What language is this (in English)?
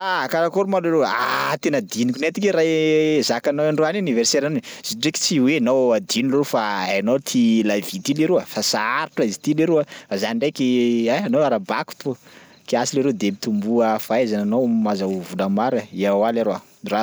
Sakalava Malagasy